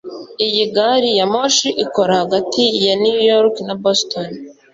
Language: Kinyarwanda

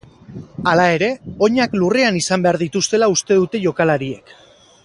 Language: Basque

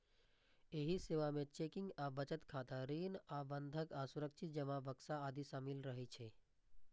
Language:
Maithili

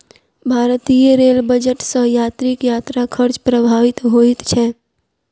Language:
Maithili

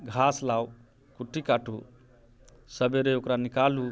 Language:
Maithili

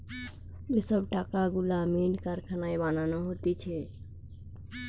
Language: Bangla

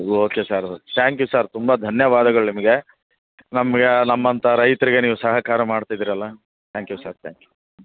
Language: Kannada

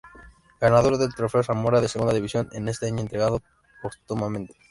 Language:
Spanish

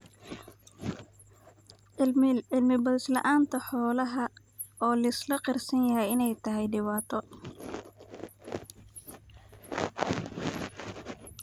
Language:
Somali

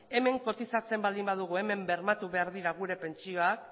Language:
Basque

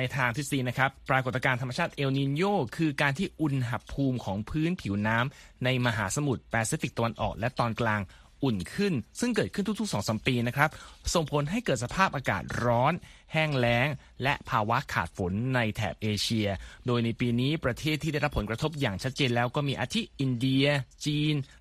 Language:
Thai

